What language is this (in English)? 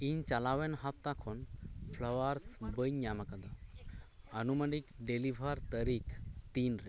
Santali